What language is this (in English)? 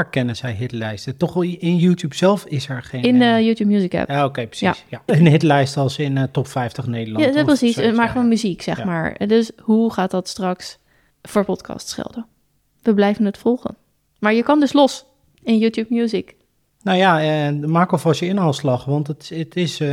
Dutch